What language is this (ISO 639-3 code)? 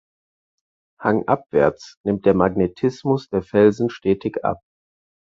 deu